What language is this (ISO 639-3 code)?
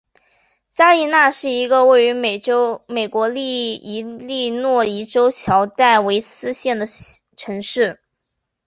zho